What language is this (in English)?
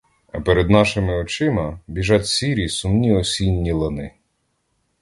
Ukrainian